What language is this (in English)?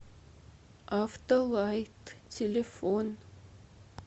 Russian